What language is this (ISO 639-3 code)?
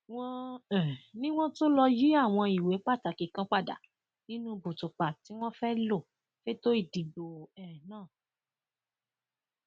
yor